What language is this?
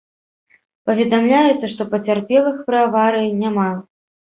Belarusian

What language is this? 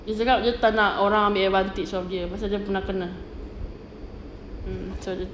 English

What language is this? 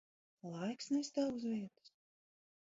Latvian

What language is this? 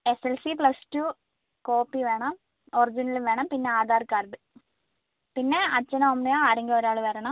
Malayalam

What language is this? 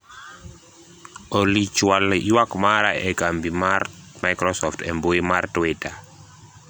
Luo (Kenya and Tanzania)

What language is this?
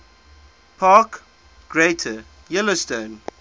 English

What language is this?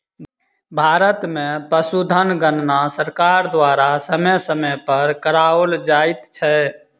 Maithili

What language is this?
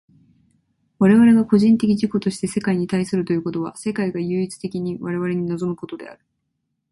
Japanese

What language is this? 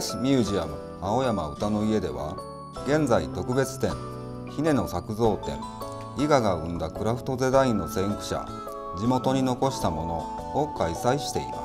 Japanese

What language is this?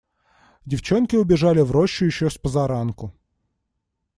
Russian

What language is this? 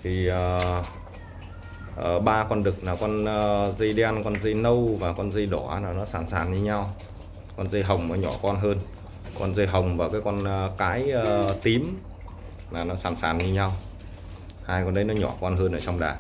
Vietnamese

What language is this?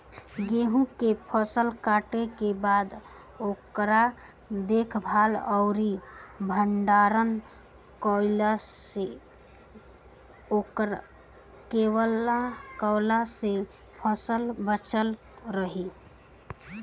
Bhojpuri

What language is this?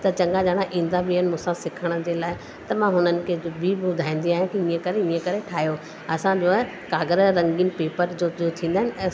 Sindhi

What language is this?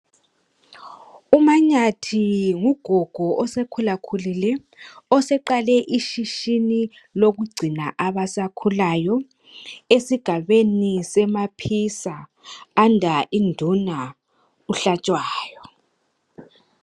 North Ndebele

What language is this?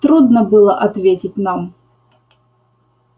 Russian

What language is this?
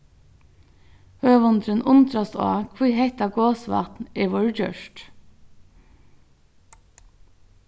Faroese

